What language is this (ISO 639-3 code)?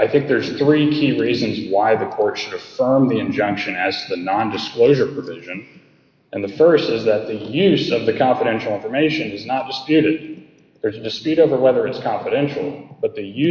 eng